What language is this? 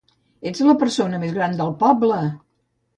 Catalan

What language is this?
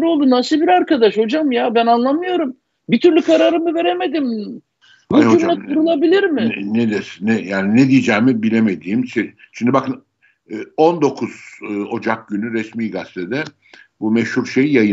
Turkish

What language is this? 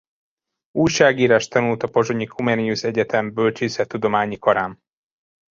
Hungarian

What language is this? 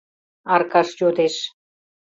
Mari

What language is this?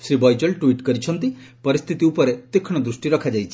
Odia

